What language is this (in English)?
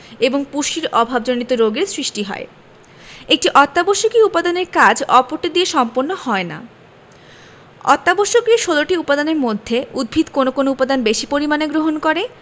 Bangla